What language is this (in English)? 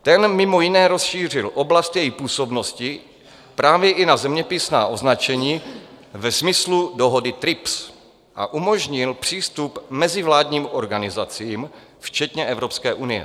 Czech